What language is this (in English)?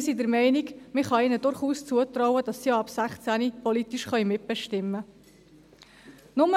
Swiss German